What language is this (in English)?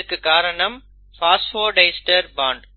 Tamil